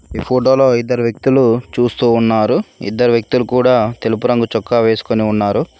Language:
Telugu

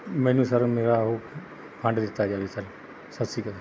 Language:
Punjabi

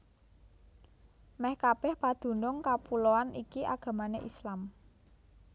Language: Javanese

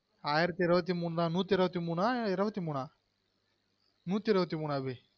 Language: Tamil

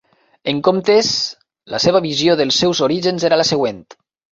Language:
Catalan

